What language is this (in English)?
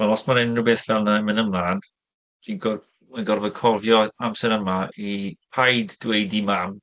Welsh